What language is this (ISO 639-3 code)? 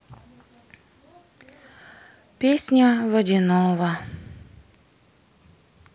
rus